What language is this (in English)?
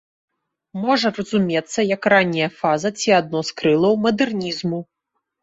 Belarusian